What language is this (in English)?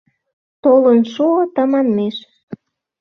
Mari